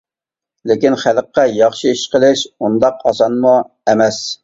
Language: Uyghur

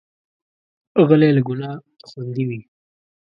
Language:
Pashto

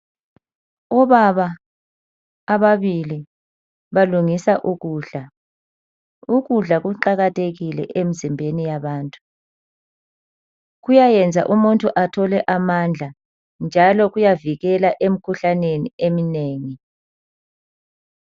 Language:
North Ndebele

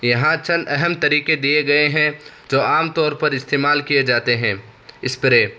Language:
Urdu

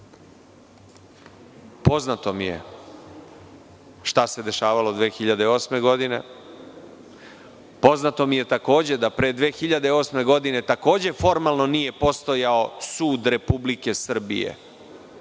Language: Serbian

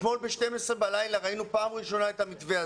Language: Hebrew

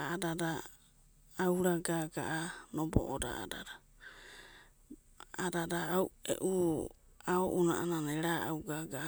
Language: Abadi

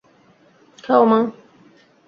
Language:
Bangla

